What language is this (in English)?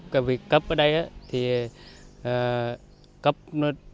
Vietnamese